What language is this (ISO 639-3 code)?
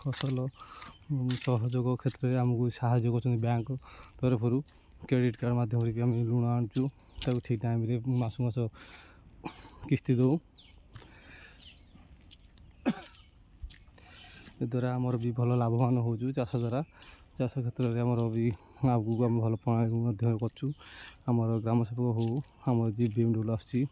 ori